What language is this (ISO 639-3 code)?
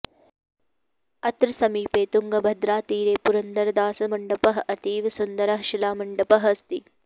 san